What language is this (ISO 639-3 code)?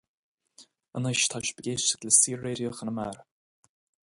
gle